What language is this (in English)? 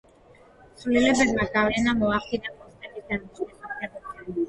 Georgian